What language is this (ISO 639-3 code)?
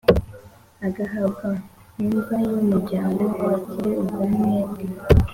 kin